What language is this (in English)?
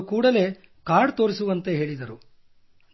Kannada